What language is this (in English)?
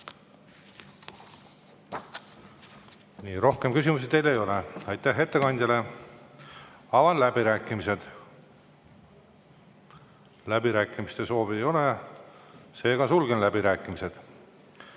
Estonian